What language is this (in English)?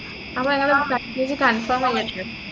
Malayalam